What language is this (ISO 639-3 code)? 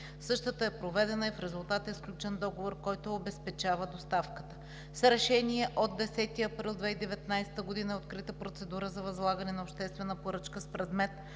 bul